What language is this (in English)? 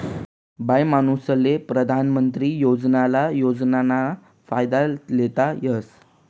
Marathi